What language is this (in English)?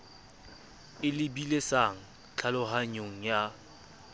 Southern Sotho